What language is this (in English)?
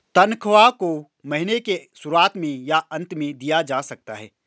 Hindi